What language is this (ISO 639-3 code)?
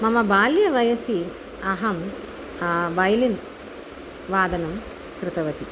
san